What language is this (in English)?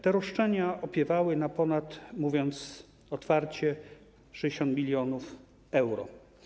Polish